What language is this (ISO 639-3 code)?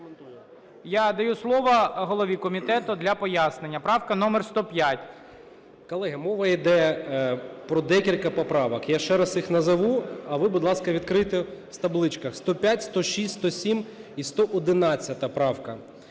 ukr